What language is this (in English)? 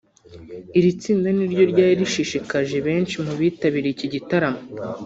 Kinyarwanda